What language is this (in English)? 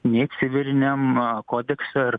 Lithuanian